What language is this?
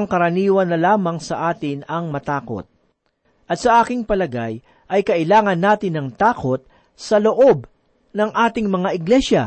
Filipino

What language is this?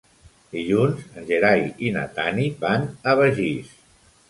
Catalan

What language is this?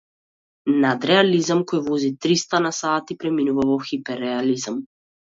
Macedonian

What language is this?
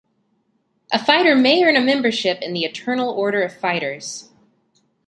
English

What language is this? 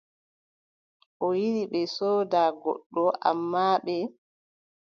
Adamawa Fulfulde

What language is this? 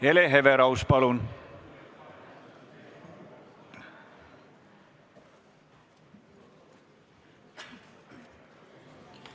Estonian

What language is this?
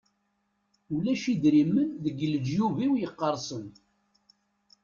Kabyle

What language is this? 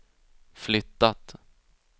Swedish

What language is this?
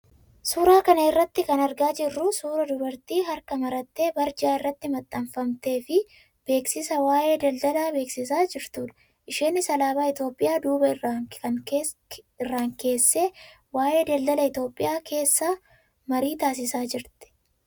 Oromo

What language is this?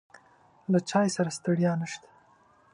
Pashto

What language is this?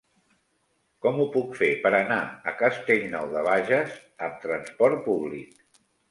Catalan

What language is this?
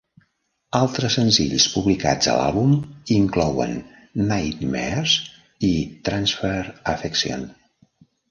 Catalan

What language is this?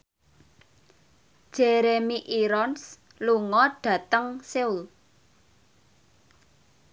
Javanese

